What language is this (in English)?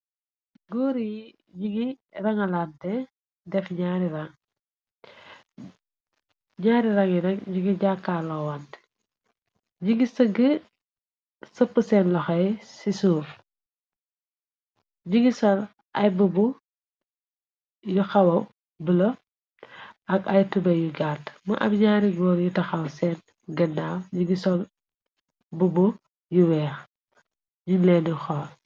Wolof